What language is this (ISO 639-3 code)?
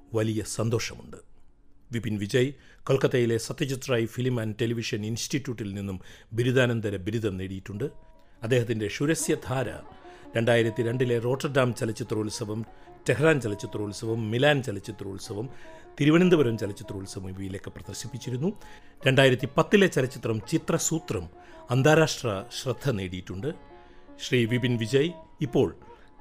mal